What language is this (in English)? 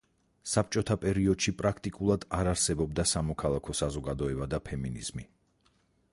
Georgian